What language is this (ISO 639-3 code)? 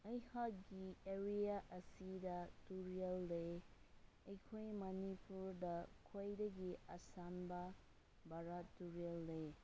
mni